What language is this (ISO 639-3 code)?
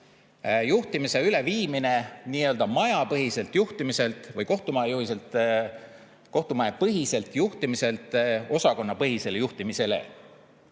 est